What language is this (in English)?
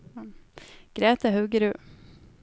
Norwegian